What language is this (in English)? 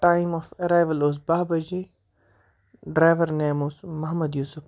Kashmiri